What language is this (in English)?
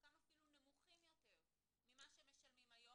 Hebrew